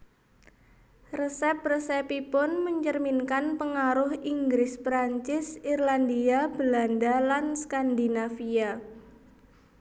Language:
Javanese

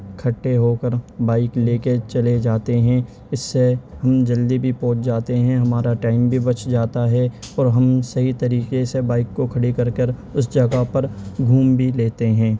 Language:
Urdu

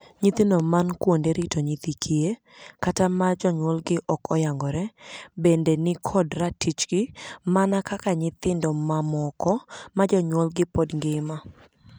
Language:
Luo (Kenya and Tanzania)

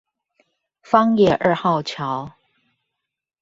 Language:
Chinese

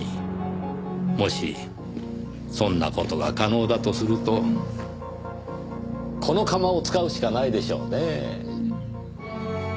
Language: Japanese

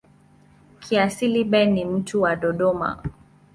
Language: Swahili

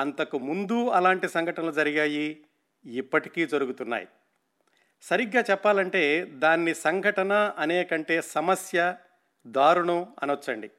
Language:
Telugu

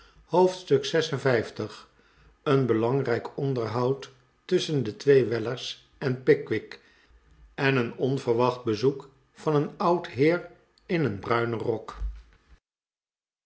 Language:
Dutch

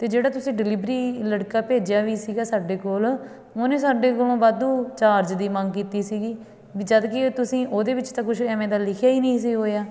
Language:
Punjabi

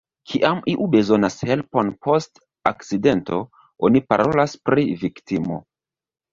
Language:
Esperanto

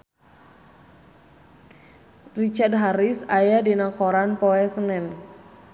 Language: Sundanese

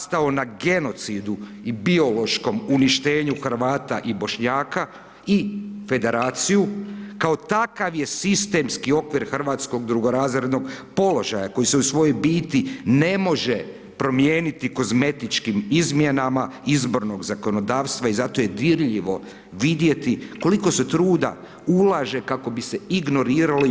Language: Croatian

